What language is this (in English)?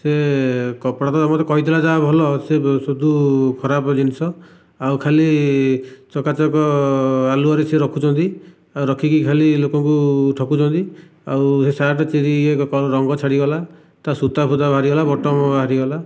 Odia